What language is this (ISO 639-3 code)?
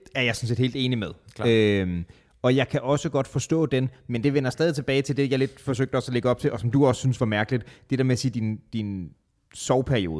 dan